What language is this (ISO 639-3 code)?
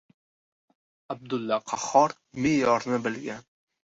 uzb